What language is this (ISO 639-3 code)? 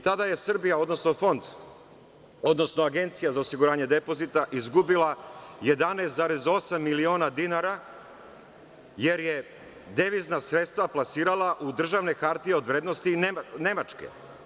srp